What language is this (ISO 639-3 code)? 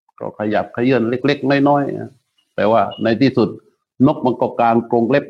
tha